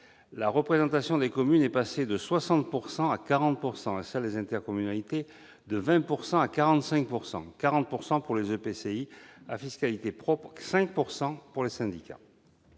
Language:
French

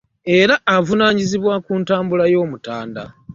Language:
Ganda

